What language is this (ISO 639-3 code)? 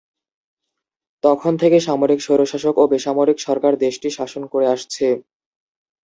ben